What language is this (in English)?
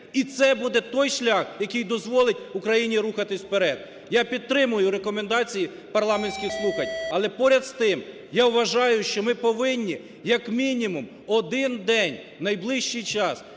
Ukrainian